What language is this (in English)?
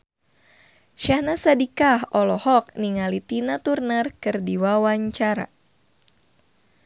Sundanese